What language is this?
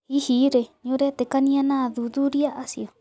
Kikuyu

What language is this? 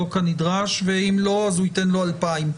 Hebrew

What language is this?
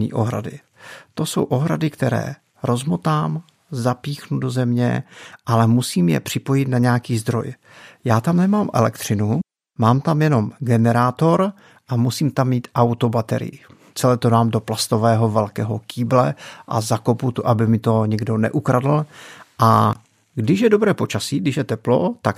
Czech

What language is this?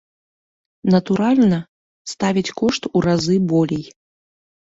Belarusian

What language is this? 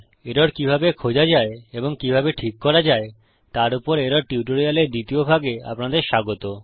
Bangla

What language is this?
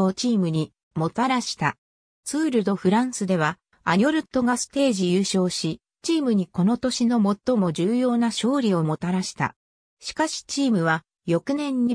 Japanese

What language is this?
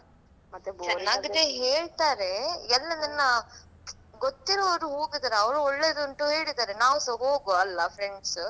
Kannada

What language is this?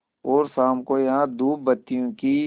Hindi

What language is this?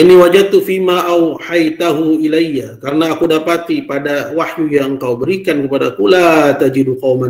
Indonesian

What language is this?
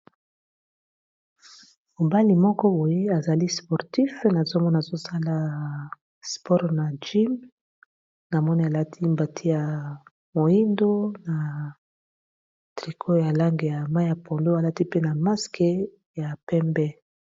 Lingala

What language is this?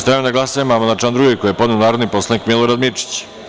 Serbian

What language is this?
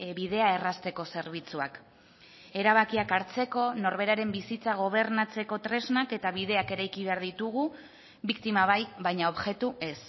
Basque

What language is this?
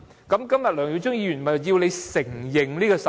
Cantonese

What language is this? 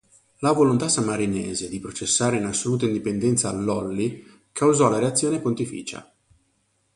Italian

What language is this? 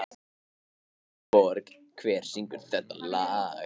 Icelandic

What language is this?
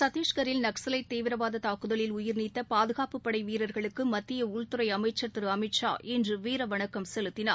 Tamil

